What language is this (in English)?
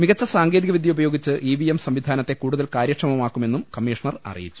Malayalam